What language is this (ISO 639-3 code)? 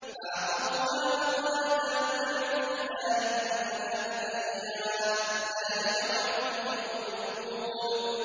ara